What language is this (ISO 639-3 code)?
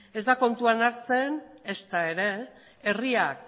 eus